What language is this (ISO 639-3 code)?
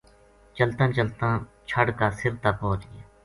gju